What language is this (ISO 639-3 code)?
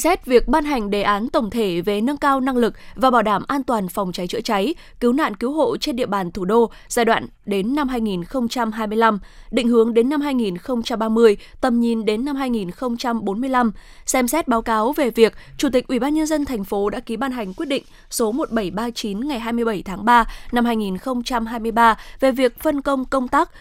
vie